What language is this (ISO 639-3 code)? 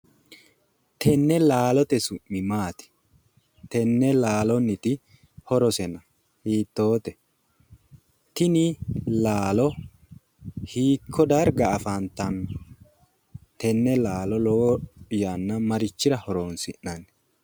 sid